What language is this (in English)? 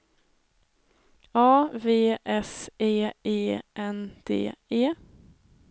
Swedish